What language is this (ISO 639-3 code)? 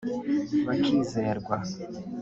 kin